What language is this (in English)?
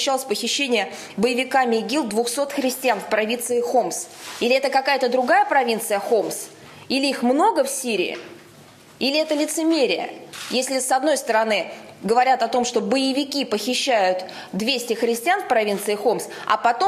Russian